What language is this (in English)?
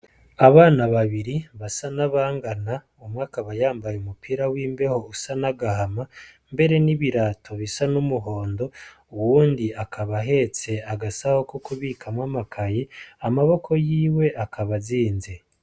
Rundi